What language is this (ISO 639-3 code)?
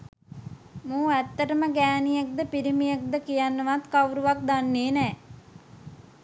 sin